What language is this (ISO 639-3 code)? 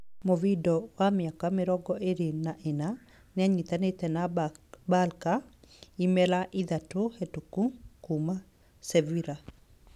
kik